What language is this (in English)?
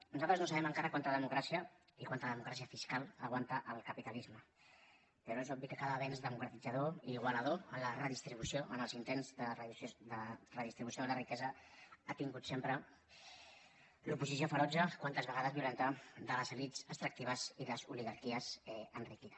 Catalan